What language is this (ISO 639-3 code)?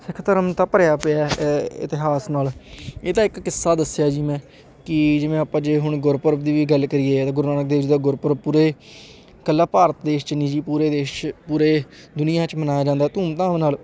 pan